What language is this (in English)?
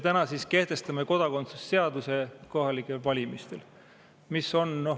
Estonian